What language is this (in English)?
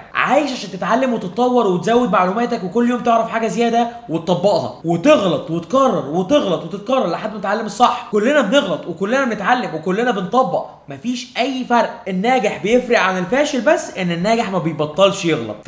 Arabic